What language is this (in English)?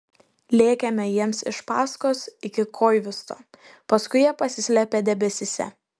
Lithuanian